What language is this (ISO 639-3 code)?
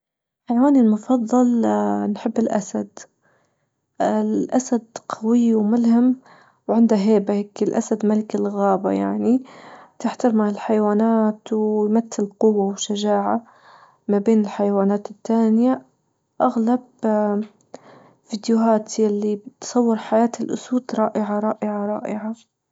ayl